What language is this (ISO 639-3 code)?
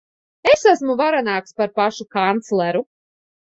lav